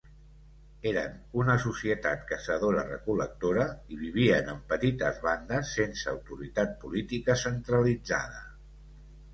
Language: Catalan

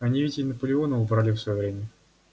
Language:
Russian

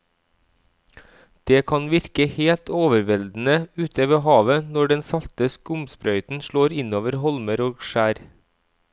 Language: Norwegian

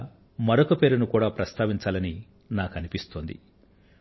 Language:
Telugu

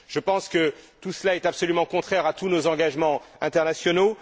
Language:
French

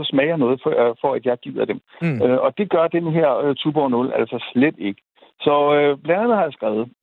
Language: Danish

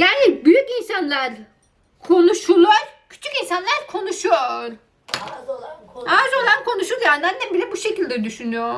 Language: Turkish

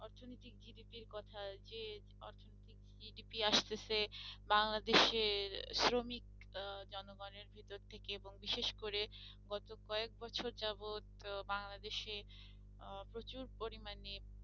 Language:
Bangla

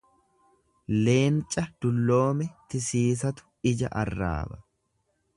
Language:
Oromo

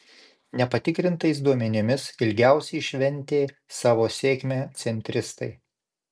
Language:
Lithuanian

